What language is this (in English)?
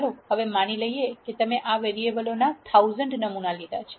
Gujarati